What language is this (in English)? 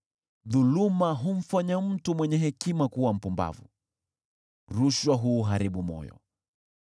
Swahili